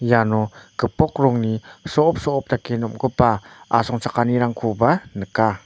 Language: Garo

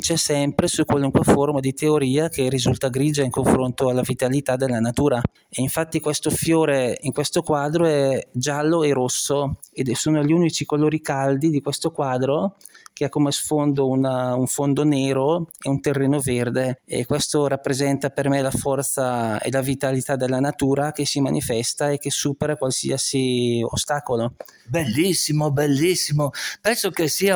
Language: Italian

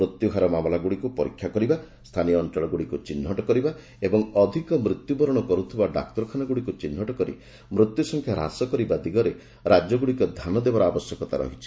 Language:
Odia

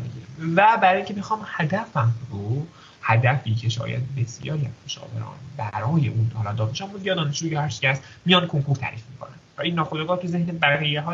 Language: Persian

